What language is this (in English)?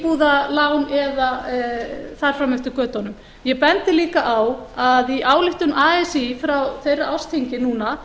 Icelandic